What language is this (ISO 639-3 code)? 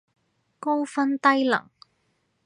yue